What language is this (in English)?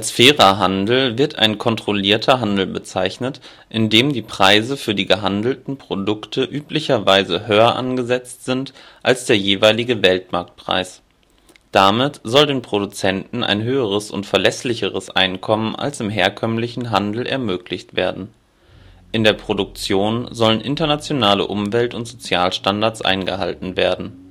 German